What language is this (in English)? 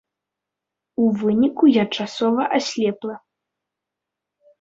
Belarusian